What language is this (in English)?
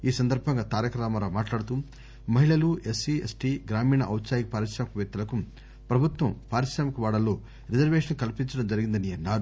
Telugu